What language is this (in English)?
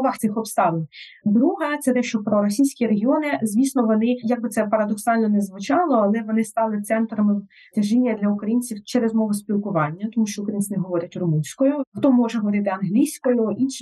Ukrainian